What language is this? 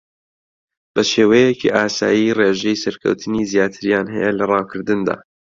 Central Kurdish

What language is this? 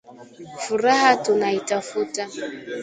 Swahili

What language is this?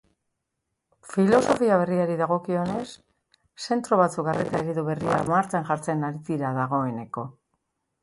Basque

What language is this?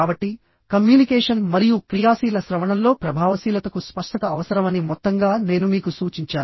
Telugu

